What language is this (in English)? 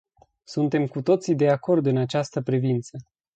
Romanian